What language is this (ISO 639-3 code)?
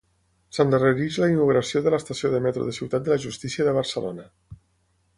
cat